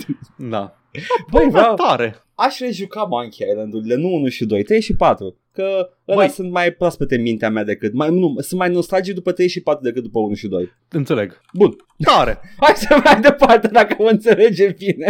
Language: Romanian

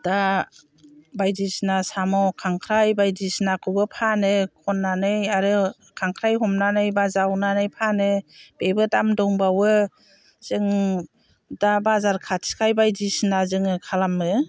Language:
Bodo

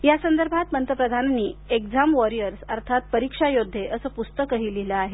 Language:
Marathi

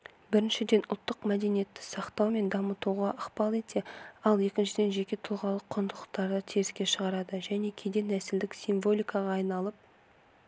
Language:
Kazakh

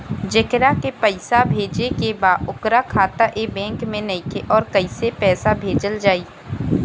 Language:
Bhojpuri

